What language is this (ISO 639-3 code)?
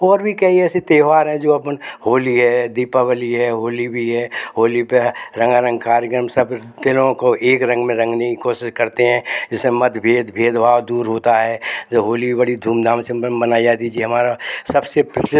hin